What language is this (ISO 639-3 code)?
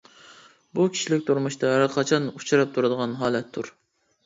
uig